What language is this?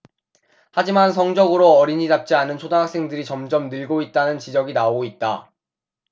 Korean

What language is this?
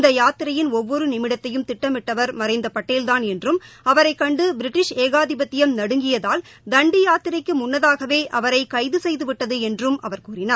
Tamil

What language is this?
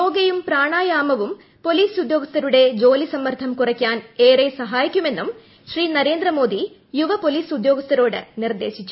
Malayalam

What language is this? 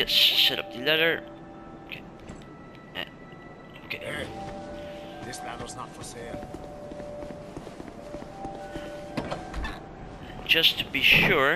English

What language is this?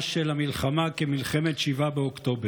Hebrew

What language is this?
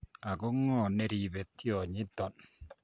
Kalenjin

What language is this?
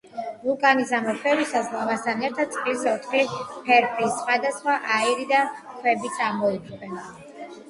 Georgian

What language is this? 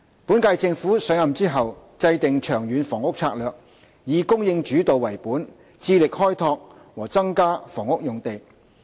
Cantonese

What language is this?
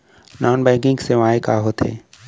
Chhattisgarhi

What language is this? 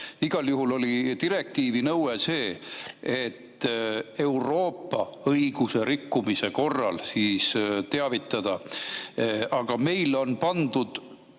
Estonian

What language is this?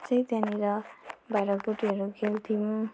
Nepali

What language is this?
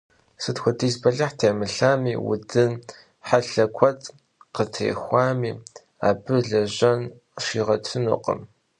Kabardian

